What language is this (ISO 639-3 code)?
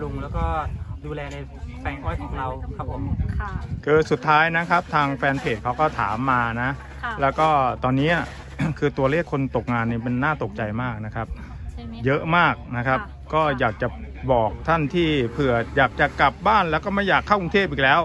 tha